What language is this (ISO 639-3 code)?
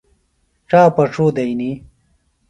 phl